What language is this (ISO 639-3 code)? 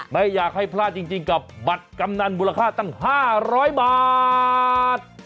tha